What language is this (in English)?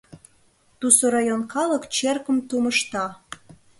Mari